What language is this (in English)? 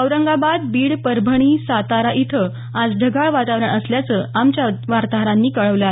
Marathi